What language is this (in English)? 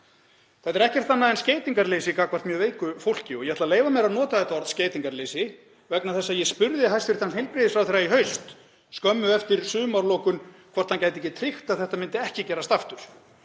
Icelandic